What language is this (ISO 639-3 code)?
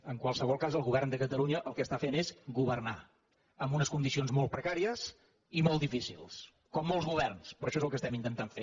cat